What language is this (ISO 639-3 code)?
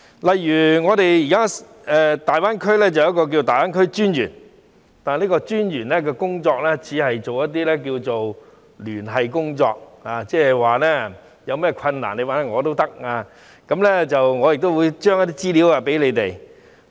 yue